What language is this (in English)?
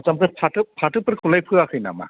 Bodo